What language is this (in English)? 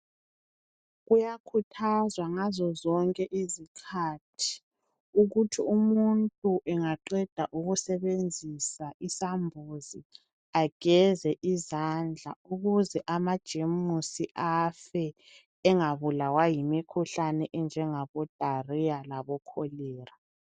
North Ndebele